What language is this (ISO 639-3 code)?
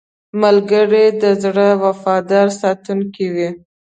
pus